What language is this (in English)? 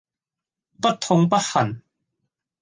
Cantonese